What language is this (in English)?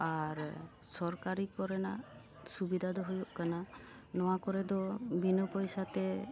Santali